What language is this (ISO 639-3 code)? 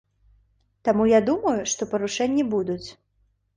bel